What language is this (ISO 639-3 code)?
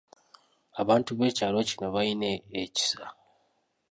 lug